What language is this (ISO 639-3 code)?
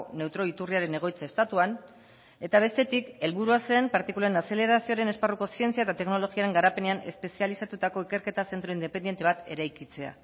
eus